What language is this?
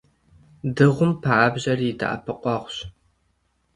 Kabardian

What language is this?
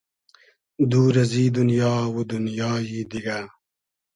Hazaragi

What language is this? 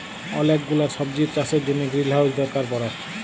Bangla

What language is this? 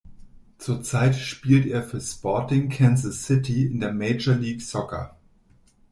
German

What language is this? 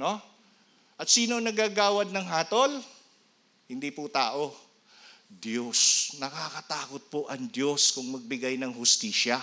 Filipino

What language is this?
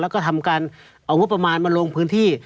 Thai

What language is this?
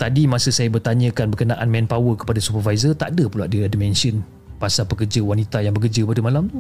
Malay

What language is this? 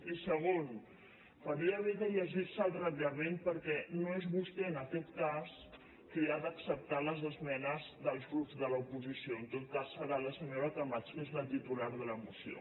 Catalan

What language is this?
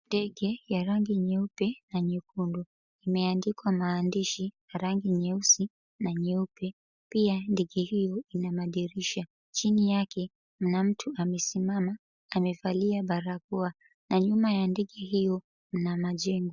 Swahili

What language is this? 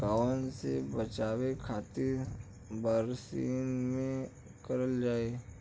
Bhojpuri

